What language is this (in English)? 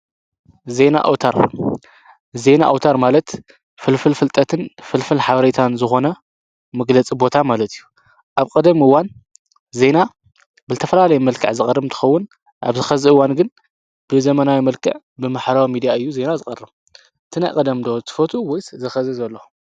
Tigrinya